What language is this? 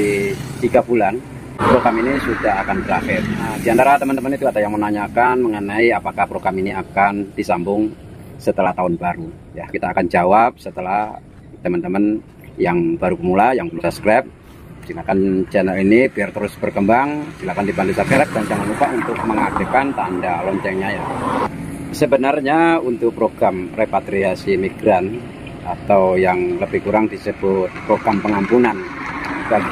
Indonesian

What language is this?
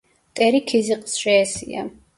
Georgian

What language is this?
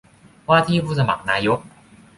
Thai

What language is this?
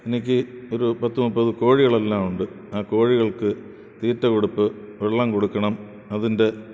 Malayalam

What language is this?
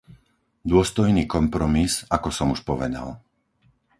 Slovak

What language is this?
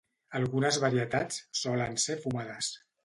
Catalan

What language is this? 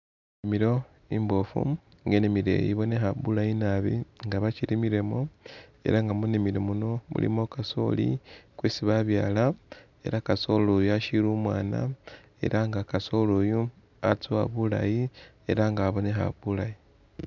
Masaaba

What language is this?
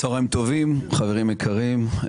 Hebrew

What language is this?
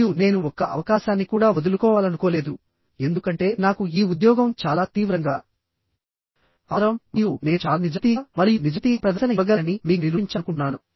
Telugu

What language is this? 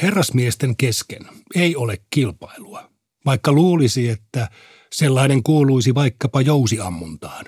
Finnish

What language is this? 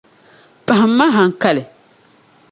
Dagbani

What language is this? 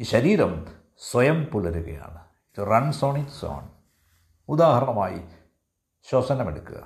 Malayalam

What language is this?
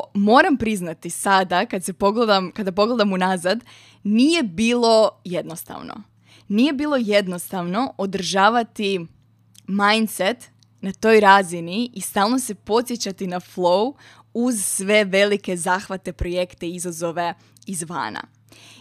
Croatian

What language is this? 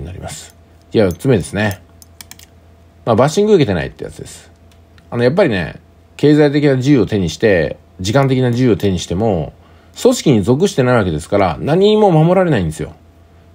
Japanese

